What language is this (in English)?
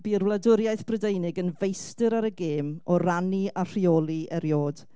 Welsh